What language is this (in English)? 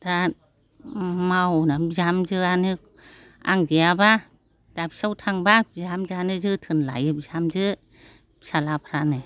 Bodo